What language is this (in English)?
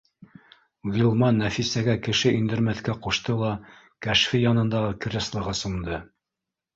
Bashkir